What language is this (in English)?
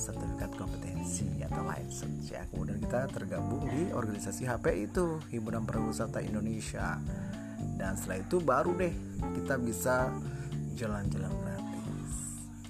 Indonesian